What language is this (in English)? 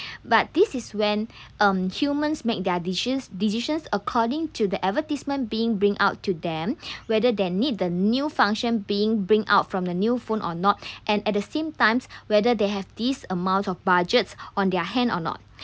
English